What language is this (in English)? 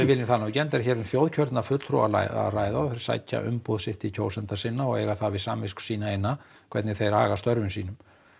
Icelandic